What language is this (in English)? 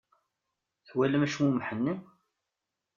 Kabyle